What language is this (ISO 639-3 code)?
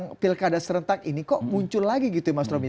ind